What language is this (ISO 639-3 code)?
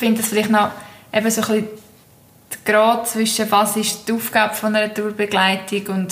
deu